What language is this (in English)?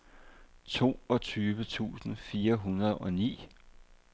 Danish